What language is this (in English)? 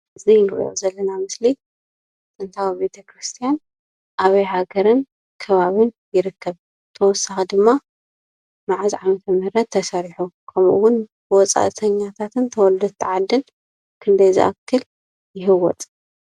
Tigrinya